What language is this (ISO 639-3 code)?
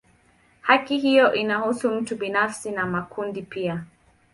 swa